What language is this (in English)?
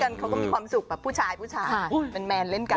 Thai